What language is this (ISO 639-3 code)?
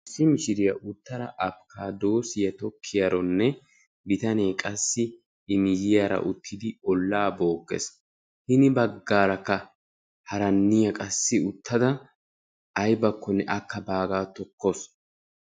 wal